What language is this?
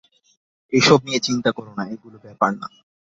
Bangla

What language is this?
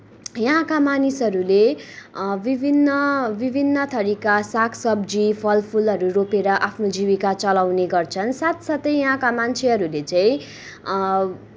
Nepali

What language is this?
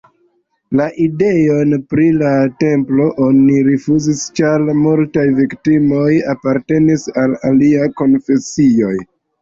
Esperanto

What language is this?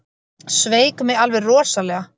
Icelandic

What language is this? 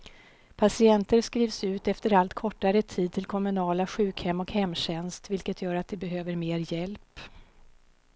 Swedish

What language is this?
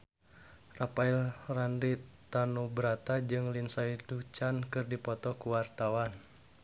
Sundanese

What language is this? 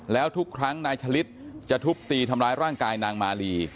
Thai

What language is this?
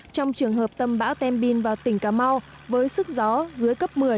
Vietnamese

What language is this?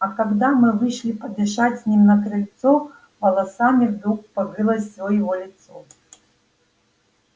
Russian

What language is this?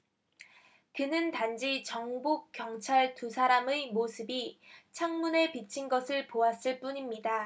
Korean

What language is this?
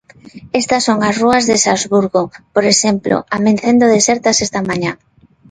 Galician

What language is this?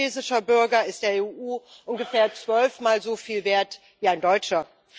German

